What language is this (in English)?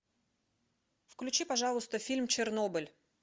Russian